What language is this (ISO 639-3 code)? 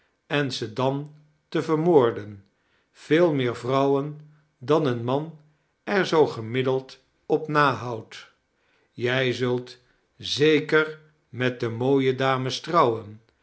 nld